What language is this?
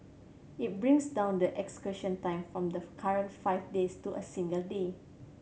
English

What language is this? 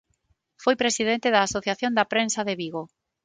Galician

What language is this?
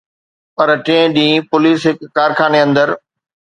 Sindhi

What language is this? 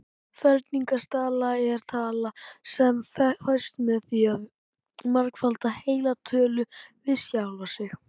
Icelandic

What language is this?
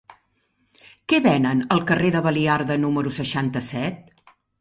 Catalan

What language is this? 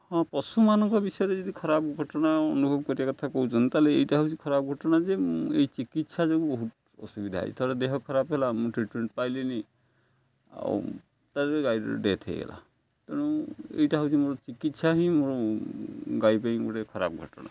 Odia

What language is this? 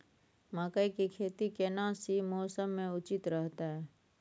Maithili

